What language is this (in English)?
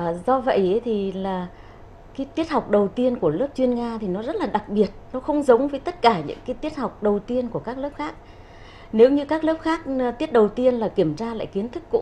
Vietnamese